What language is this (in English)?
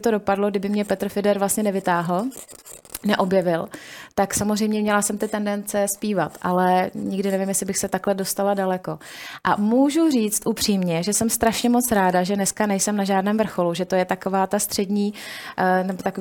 Czech